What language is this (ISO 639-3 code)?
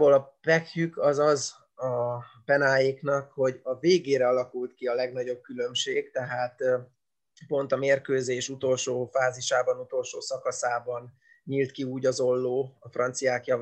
hun